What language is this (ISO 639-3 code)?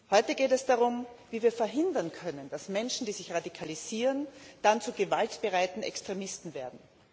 deu